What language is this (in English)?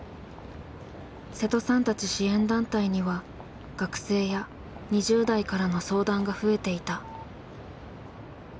Japanese